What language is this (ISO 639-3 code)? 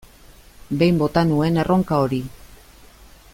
eus